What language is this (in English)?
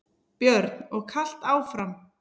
Icelandic